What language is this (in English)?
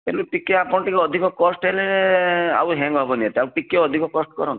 Odia